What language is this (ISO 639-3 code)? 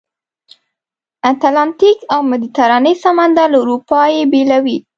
pus